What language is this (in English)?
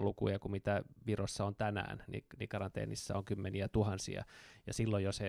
Finnish